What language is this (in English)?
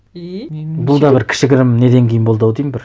Kazakh